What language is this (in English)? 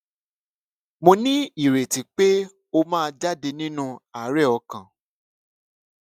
Yoruba